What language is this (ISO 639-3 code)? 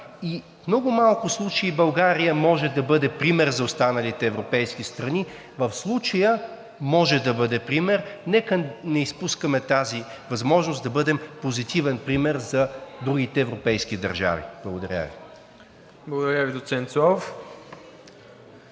bul